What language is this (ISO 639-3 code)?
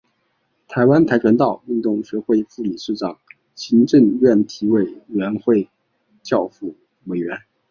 zho